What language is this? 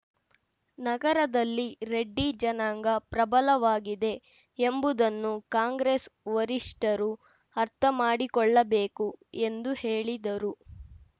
Kannada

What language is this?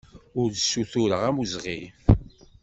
Kabyle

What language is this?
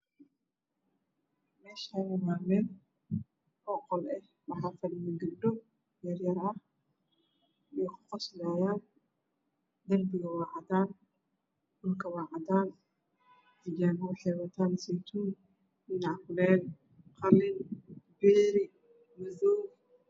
Somali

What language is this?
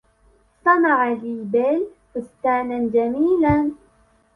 Arabic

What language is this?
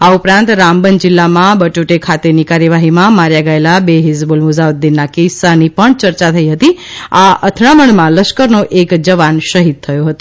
Gujarati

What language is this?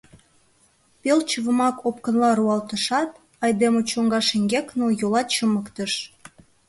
Mari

